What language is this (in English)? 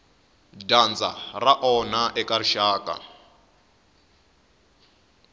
Tsonga